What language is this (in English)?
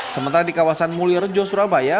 Indonesian